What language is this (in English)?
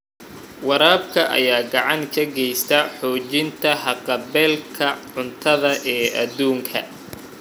Somali